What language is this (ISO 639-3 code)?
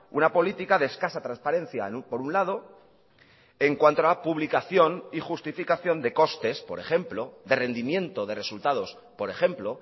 spa